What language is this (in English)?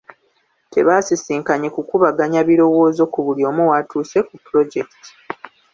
Ganda